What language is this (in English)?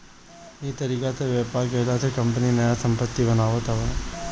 Bhojpuri